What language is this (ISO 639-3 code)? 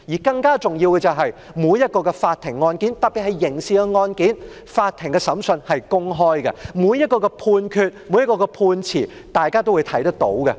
yue